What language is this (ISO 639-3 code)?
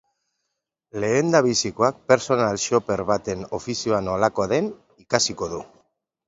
eus